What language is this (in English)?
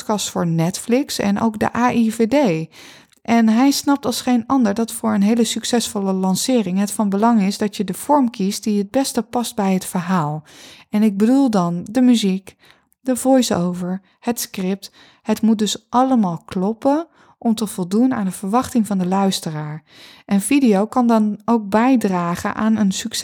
Dutch